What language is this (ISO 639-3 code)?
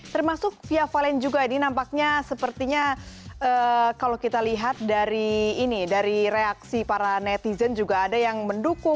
ind